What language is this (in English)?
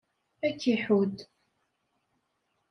Kabyle